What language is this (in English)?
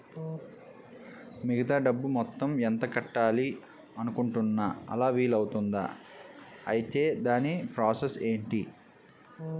Telugu